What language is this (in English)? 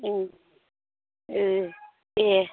Bodo